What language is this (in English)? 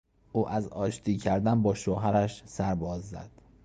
Persian